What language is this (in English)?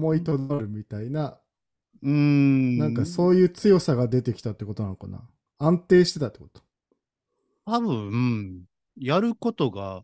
Japanese